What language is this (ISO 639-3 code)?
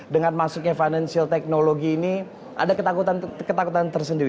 ind